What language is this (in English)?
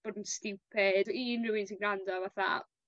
Welsh